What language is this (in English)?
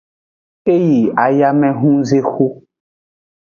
Aja (Benin)